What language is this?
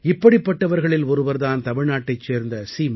Tamil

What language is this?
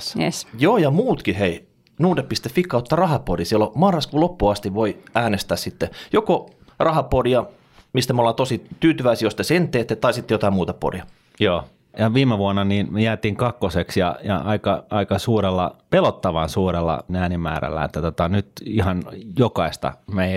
Finnish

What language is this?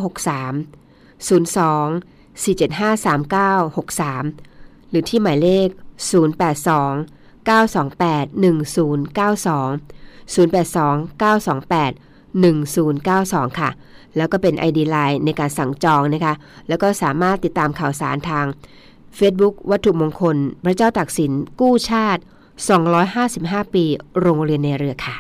Thai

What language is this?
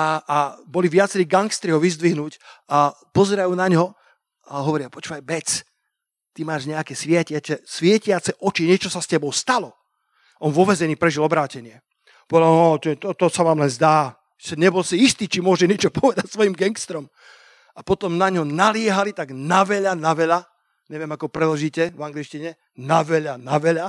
Slovak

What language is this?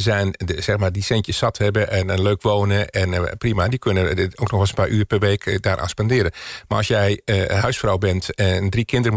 Dutch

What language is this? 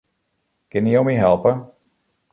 Western Frisian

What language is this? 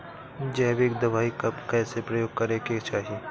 Bhojpuri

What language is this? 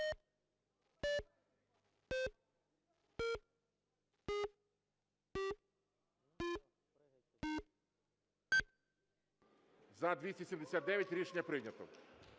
Ukrainian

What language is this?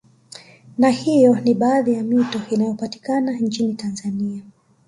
Swahili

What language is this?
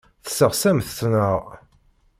Kabyle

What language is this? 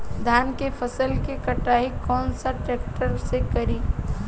Bhojpuri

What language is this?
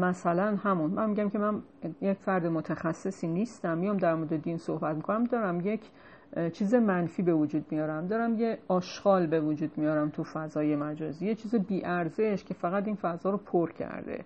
Persian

